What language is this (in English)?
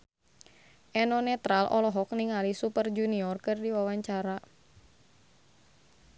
Sundanese